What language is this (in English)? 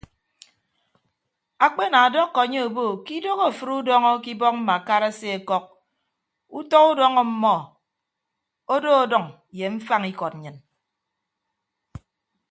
Ibibio